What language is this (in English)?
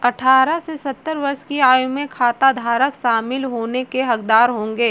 Hindi